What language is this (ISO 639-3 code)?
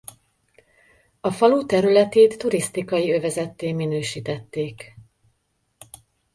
hun